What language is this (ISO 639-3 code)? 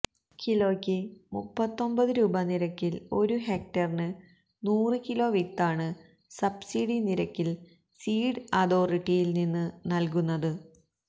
mal